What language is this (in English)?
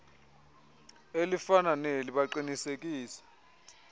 Xhosa